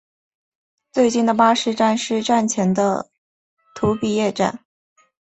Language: Chinese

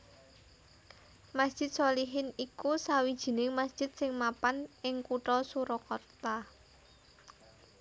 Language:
Javanese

